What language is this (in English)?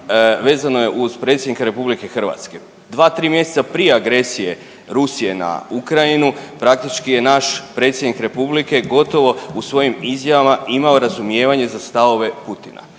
Croatian